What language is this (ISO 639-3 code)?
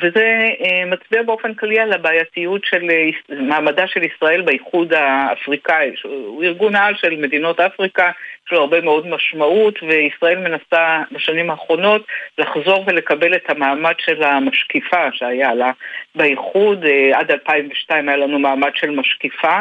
heb